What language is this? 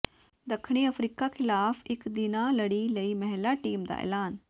Punjabi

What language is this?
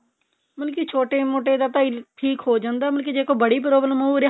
Punjabi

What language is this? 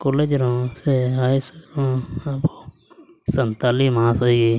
Santali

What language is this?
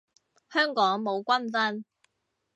Cantonese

